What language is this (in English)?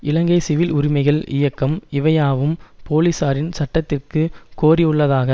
Tamil